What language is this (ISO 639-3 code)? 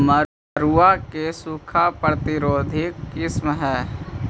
mag